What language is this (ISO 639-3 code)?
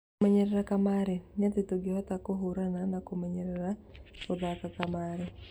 kik